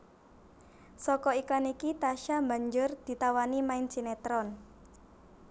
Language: Javanese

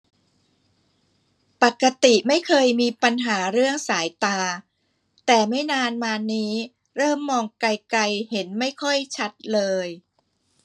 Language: Thai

